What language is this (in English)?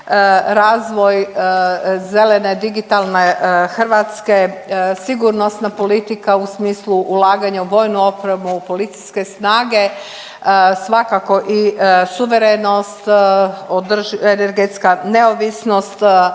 Croatian